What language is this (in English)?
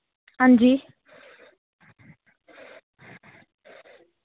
Dogri